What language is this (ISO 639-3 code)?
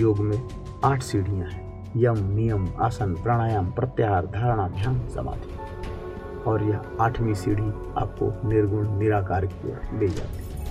hin